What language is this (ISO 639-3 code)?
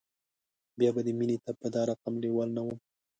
pus